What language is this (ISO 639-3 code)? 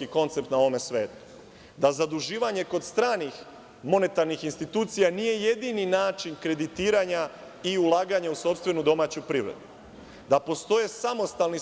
srp